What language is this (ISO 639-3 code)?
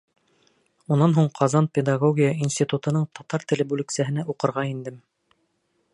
bak